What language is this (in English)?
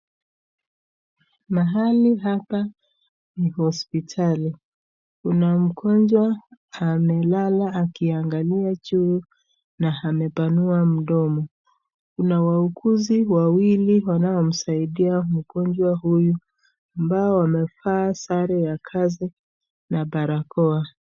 Swahili